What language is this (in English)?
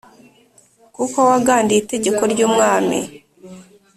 Kinyarwanda